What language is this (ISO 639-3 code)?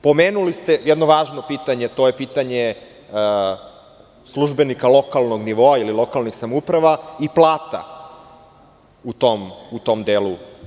srp